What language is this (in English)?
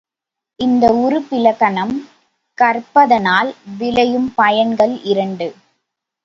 Tamil